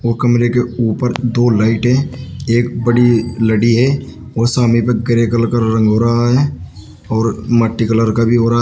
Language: Hindi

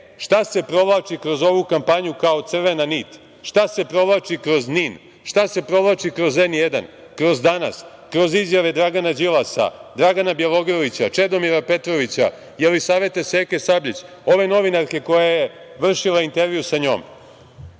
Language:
Serbian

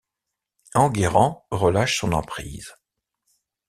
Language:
French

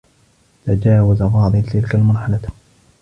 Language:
Arabic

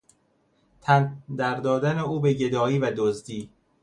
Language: Persian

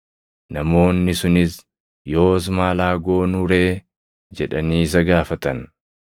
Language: Oromo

